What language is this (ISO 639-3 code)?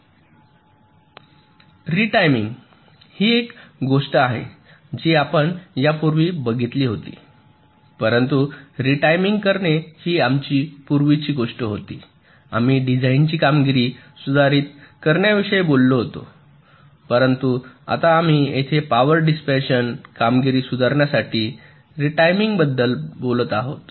mar